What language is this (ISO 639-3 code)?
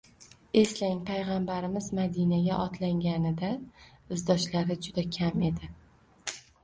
uzb